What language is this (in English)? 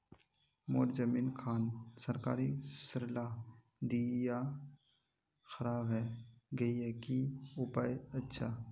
Magahi